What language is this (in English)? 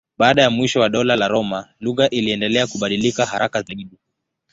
Swahili